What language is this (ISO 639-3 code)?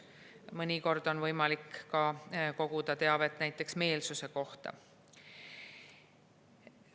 est